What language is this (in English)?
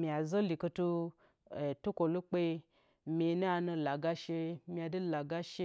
Bacama